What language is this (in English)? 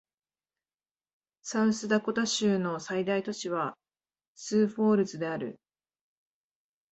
Japanese